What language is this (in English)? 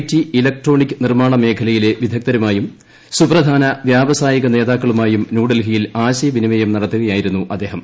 Malayalam